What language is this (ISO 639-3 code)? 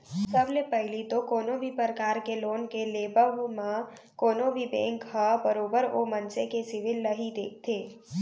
hne